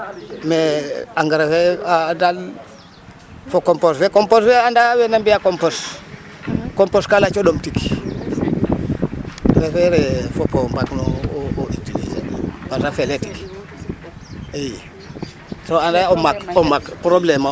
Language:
Serer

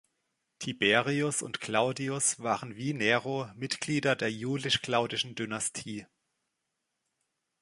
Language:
German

